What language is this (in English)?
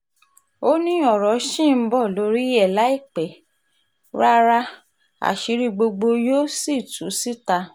Yoruba